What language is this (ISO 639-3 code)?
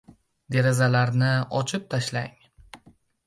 uzb